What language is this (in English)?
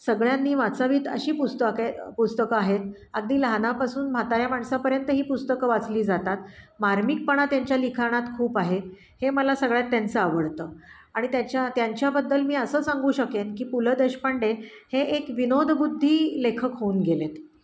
Marathi